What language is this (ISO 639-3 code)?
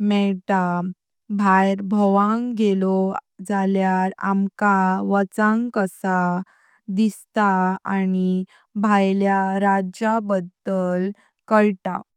kok